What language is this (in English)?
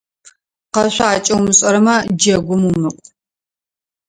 Adyghe